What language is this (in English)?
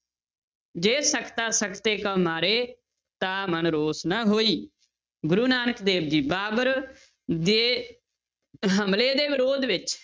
Punjabi